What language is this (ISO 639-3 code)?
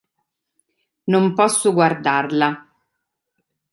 ita